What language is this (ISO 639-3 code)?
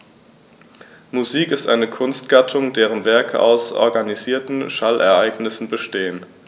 deu